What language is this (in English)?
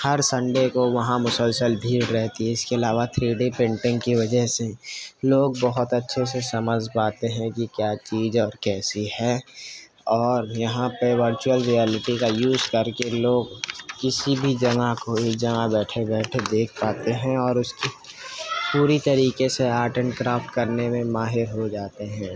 Urdu